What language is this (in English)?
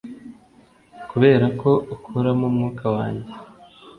Kinyarwanda